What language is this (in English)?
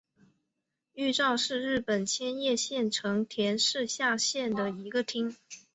Chinese